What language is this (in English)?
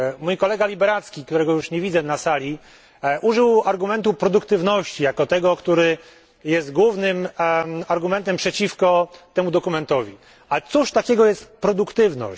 Polish